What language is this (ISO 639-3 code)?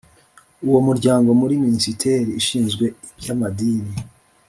kin